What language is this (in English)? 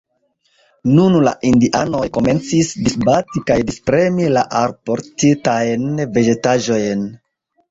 Esperanto